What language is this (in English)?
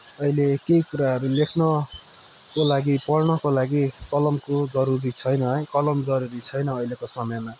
Nepali